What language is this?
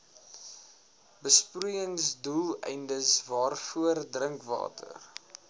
Afrikaans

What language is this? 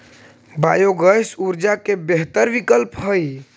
Magahi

